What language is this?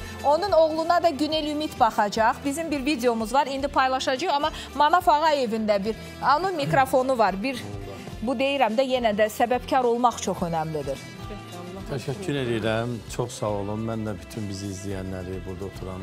Turkish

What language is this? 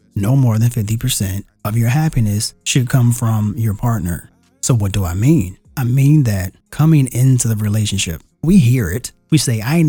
English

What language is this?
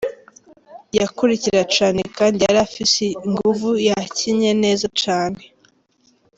Kinyarwanda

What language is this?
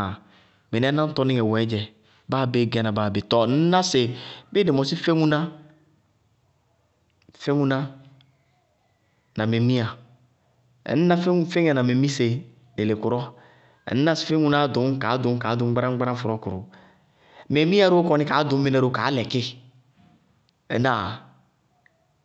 Bago-Kusuntu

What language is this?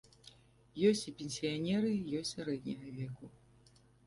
Belarusian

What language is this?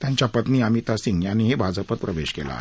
Marathi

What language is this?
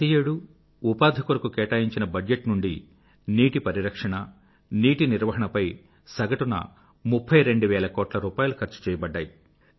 Telugu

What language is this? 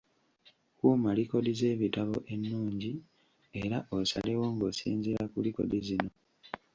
Ganda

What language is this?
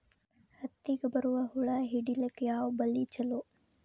Kannada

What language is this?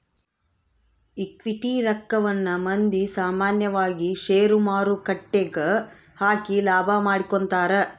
Kannada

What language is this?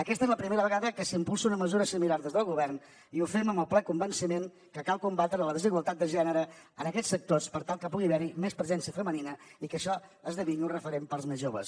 Catalan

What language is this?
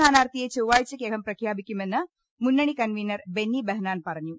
Malayalam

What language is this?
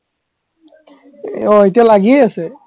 Assamese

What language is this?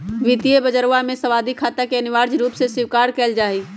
Magahi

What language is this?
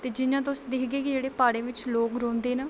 Dogri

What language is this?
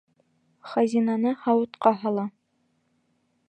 Bashkir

